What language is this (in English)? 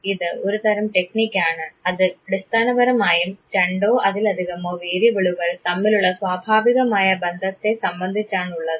Malayalam